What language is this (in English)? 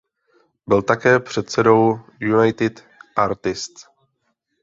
Czech